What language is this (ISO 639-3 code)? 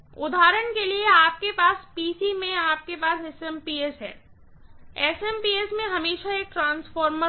hin